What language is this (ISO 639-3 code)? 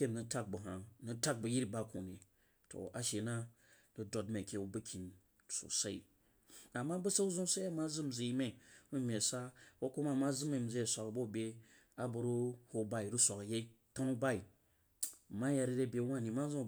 juo